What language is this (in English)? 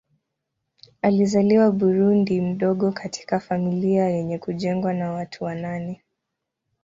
Swahili